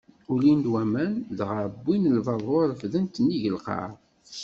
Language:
Kabyle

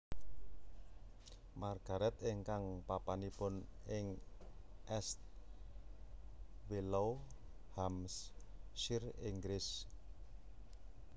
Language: Javanese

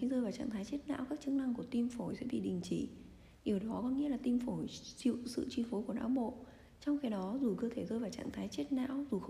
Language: Vietnamese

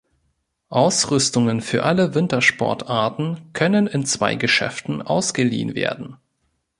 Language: German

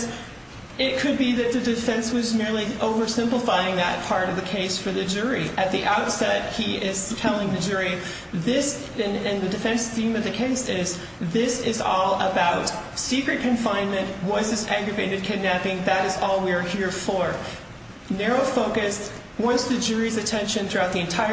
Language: English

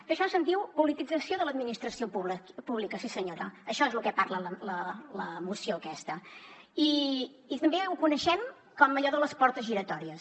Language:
Catalan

